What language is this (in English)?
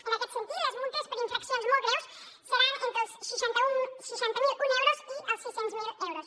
Catalan